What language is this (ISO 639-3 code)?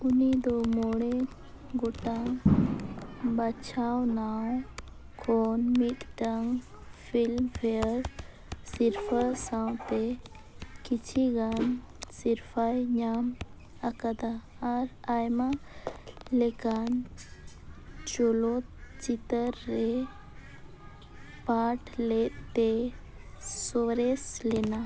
sat